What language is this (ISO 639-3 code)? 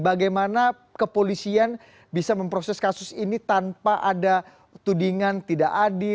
ind